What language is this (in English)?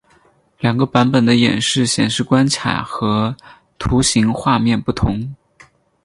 Chinese